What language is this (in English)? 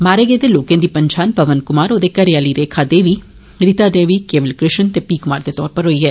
Dogri